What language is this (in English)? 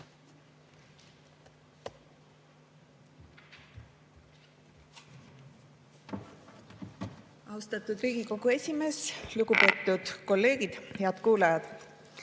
Estonian